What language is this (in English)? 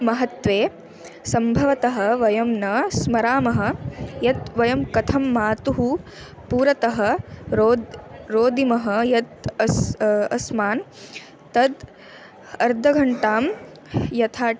Sanskrit